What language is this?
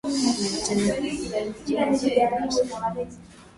Swahili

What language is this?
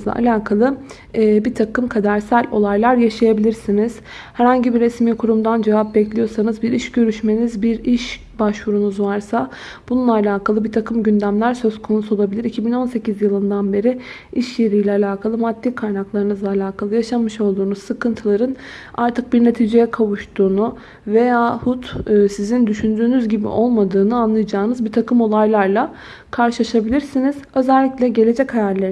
Turkish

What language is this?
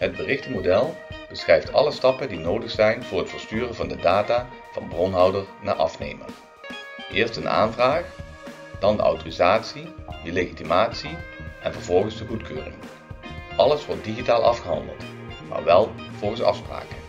Dutch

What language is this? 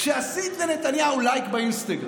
Hebrew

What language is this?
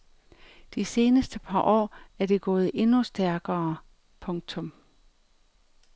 Danish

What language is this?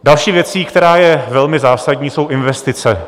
Czech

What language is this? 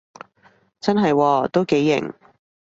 Cantonese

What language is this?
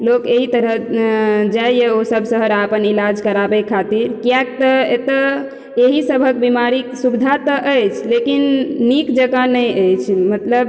Maithili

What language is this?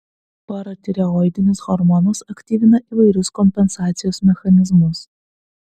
Lithuanian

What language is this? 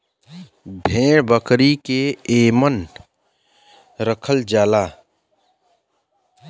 Bhojpuri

